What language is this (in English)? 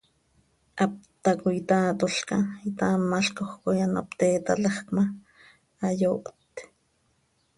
Seri